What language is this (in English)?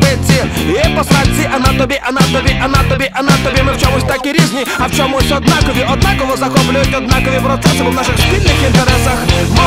Ukrainian